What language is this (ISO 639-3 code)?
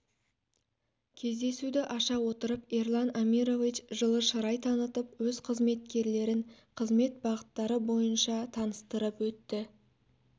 kaz